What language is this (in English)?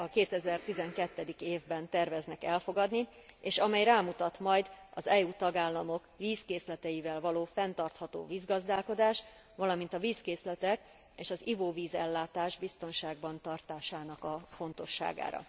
Hungarian